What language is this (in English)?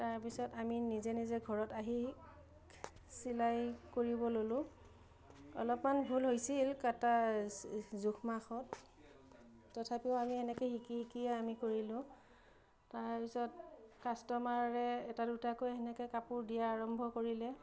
Assamese